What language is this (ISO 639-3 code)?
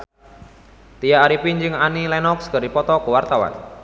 sun